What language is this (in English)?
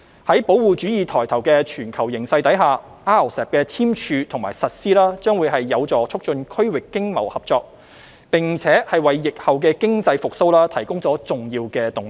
Cantonese